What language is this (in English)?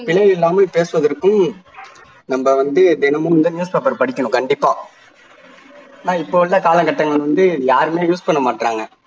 Tamil